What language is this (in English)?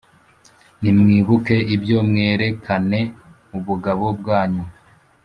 Kinyarwanda